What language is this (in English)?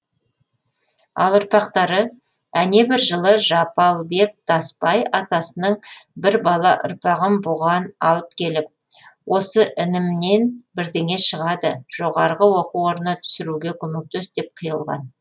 Kazakh